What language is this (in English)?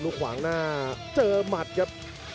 Thai